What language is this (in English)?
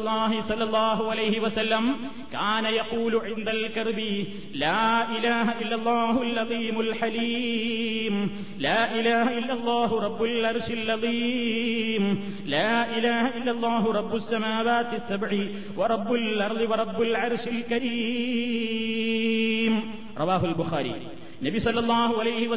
Malayalam